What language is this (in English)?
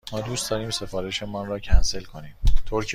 Persian